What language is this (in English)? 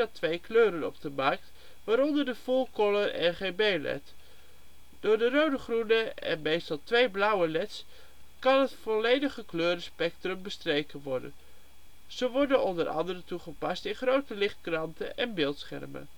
Dutch